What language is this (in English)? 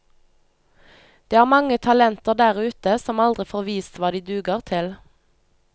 Norwegian